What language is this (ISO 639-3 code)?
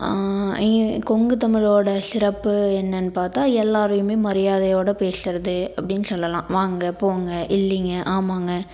tam